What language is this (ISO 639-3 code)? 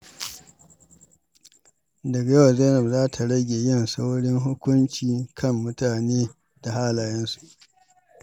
hau